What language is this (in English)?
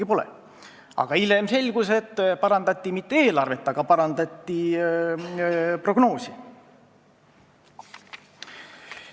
Estonian